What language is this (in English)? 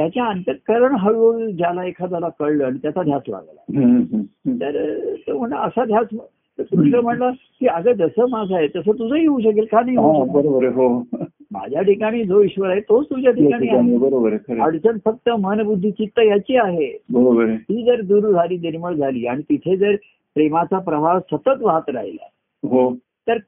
Marathi